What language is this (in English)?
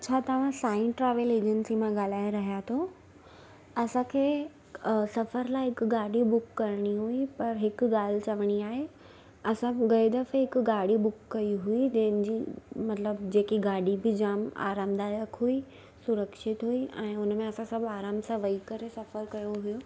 Sindhi